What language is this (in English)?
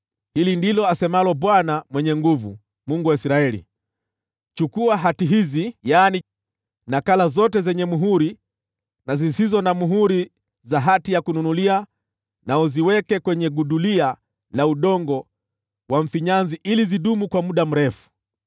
Swahili